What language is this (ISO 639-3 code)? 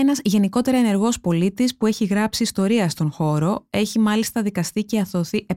ell